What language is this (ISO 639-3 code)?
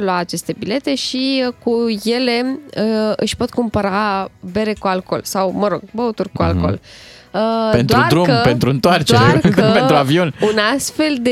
ron